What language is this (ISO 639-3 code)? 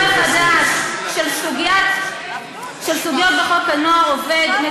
heb